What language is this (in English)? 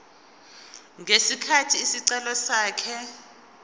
Zulu